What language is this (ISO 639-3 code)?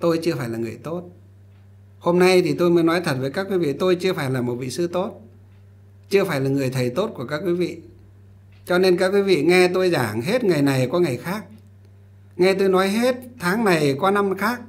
vie